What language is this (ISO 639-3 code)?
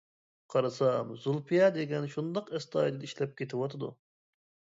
uig